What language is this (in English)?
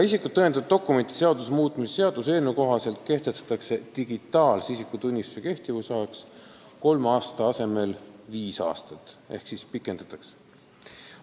Estonian